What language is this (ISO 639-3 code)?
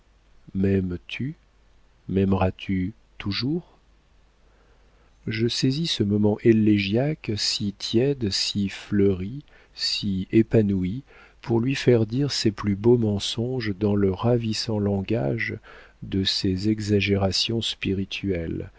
fra